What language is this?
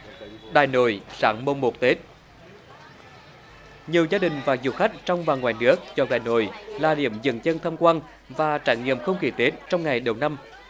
Vietnamese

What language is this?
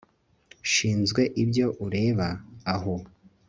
Kinyarwanda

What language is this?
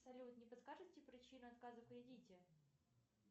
Russian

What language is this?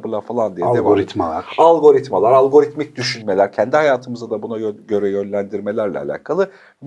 Turkish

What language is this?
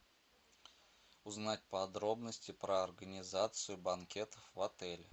Russian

